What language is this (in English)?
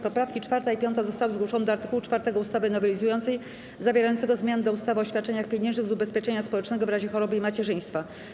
Polish